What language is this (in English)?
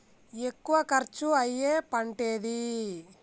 Telugu